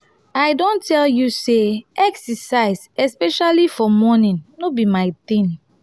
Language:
Nigerian Pidgin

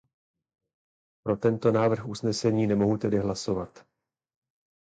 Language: Czech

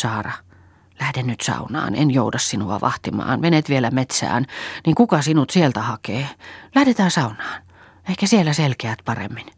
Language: Finnish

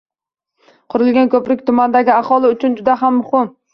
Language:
Uzbek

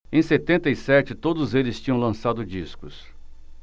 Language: Portuguese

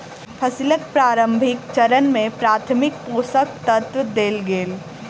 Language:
Maithili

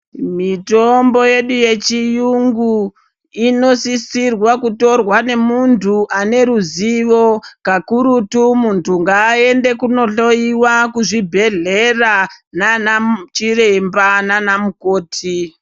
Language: Ndau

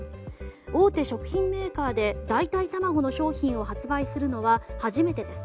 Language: Japanese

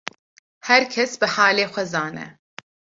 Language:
Kurdish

